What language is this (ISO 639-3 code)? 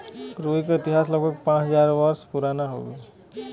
bho